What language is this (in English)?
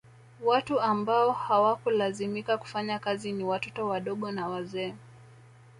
Swahili